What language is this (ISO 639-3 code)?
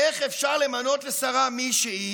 heb